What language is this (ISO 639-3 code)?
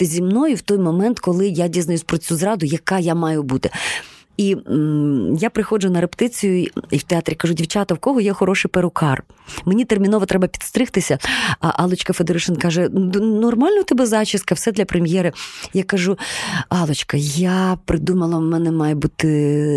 ukr